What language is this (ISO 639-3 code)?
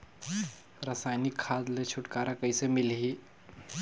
hne